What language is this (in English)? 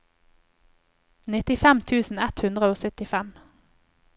Norwegian